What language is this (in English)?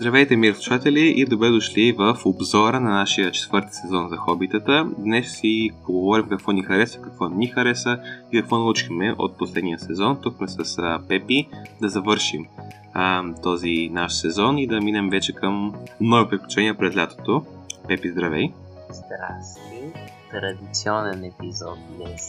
Bulgarian